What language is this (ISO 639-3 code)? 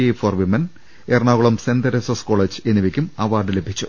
mal